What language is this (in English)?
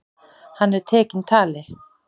Icelandic